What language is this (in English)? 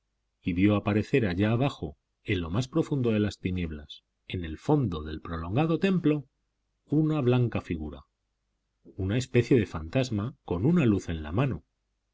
Spanish